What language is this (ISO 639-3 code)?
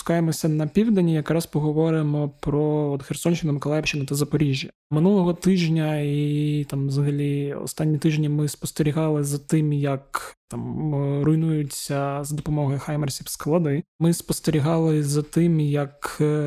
ukr